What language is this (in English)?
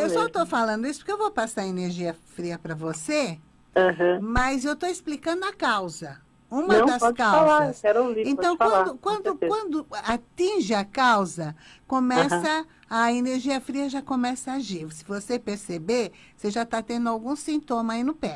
Portuguese